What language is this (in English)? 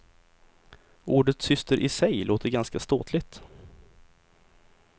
Swedish